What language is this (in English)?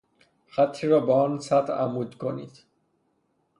Persian